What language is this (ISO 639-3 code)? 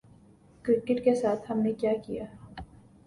urd